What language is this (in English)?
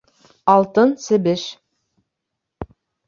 Bashkir